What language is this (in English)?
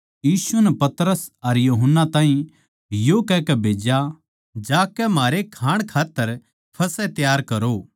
Haryanvi